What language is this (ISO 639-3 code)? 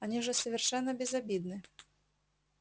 rus